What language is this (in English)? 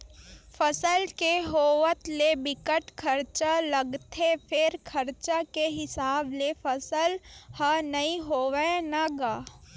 Chhattisgarhi